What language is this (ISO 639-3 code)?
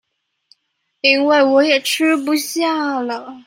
zho